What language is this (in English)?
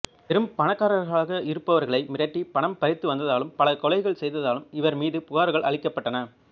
Tamil